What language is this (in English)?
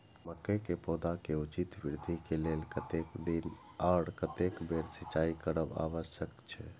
Maithili